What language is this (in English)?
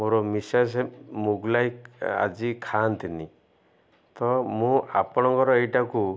Odia